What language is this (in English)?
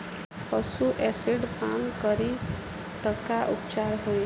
Bhojpuri